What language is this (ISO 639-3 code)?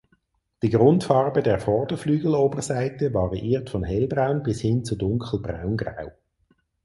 deu